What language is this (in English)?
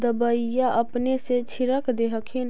Magahi